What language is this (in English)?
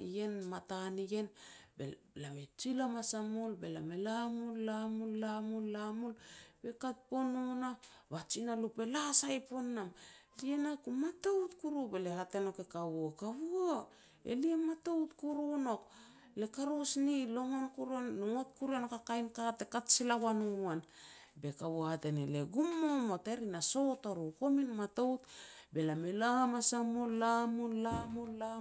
Petats